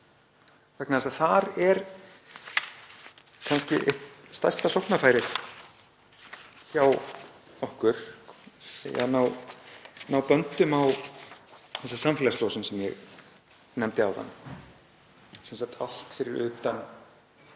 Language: Icelandic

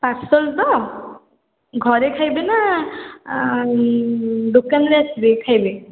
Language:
Odia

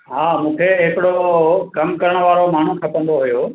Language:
Sindhi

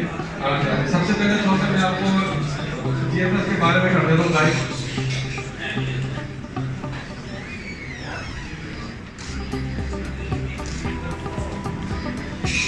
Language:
Urdu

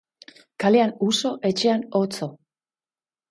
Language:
Basque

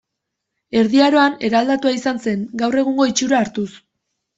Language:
Basque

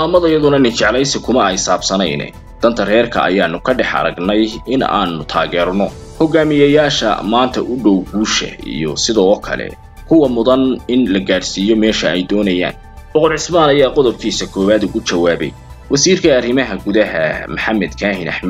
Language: Arabic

